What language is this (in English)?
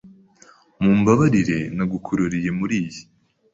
Kinyarwanda